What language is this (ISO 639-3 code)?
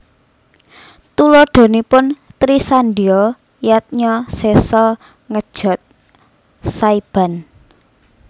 jav